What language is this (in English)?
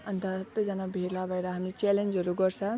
Nepali